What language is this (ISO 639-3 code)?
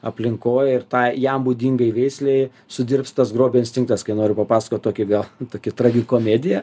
lit